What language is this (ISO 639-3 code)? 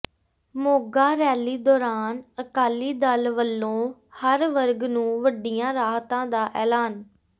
pan